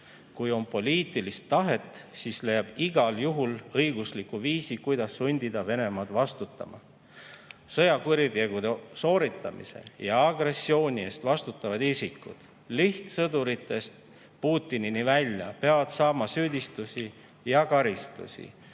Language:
Estonian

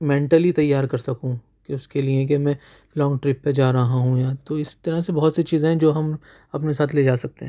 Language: Urdu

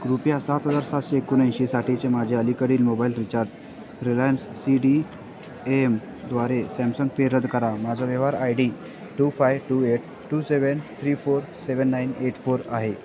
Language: Marathi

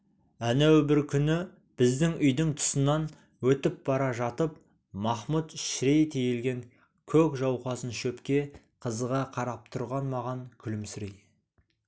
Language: Kazakh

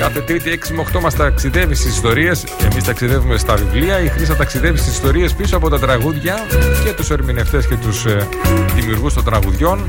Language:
Greek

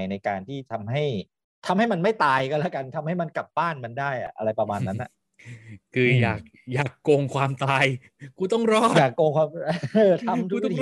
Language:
Thai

